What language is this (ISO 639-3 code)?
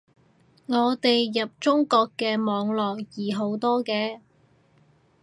yue